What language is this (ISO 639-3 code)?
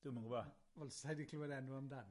cym